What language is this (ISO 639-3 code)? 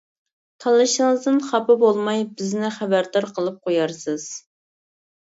uig